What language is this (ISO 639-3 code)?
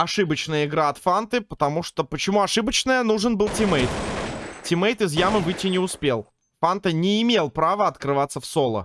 rus